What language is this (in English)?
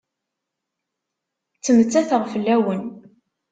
Kabyle